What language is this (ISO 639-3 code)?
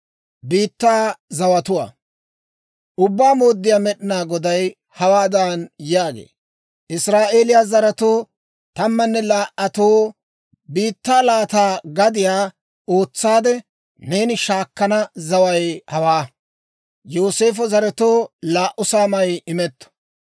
dwr